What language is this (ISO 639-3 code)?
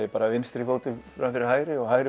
isl